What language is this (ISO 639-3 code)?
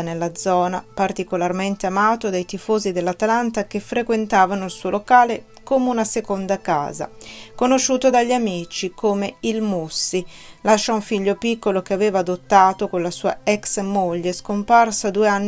ita